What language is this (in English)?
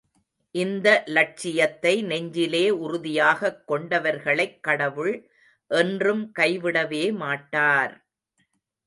Tamil